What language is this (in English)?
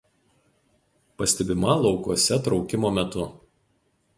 Lithuanian